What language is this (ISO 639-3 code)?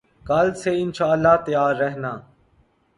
urd